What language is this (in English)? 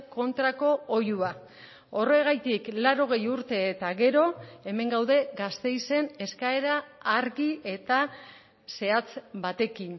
Basque